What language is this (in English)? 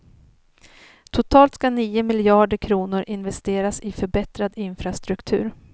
Swedish